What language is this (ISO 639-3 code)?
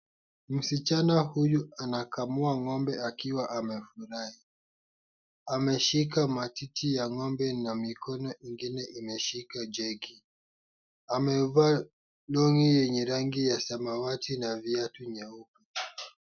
swa